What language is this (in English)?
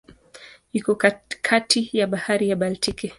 Swahili